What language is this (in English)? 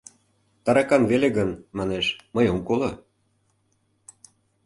Mari